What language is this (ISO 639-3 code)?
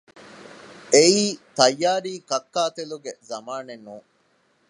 div